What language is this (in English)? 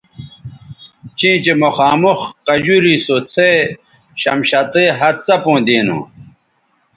Bateri